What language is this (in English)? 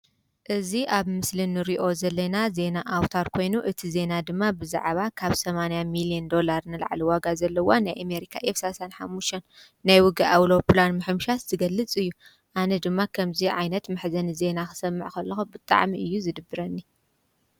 Tigrinya